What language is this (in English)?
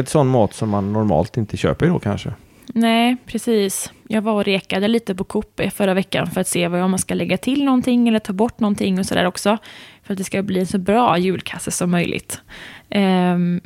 Swedish